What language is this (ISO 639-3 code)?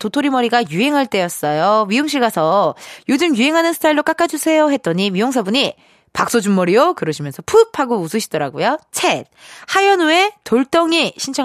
kor